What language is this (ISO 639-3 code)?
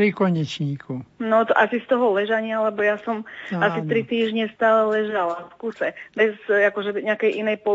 slk